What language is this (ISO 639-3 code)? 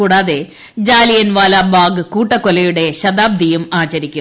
mal